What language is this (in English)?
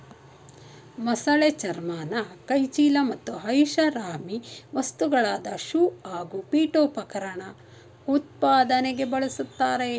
Kannada